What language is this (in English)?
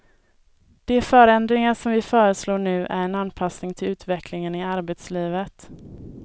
Swedish